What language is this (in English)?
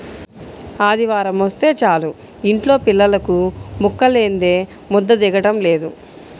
Telugu